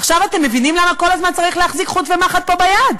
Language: Hebrew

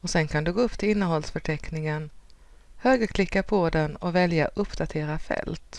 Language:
Swedish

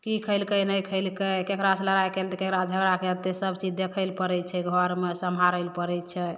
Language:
Maithili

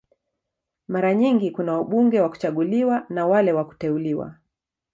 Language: Swahili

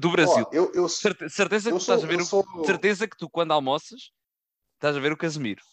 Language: Portuguese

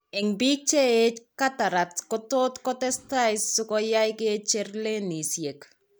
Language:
Kalenjin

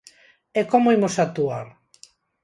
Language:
Galician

